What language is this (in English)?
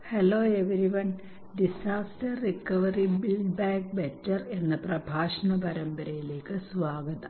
Malayalam